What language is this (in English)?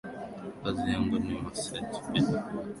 Swahili